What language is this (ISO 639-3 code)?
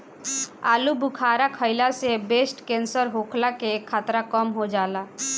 bho